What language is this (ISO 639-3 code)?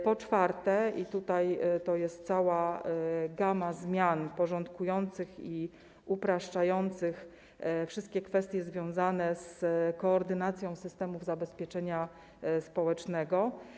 pol